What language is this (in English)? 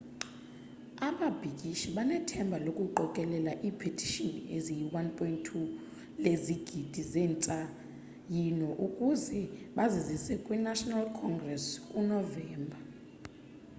Xhosa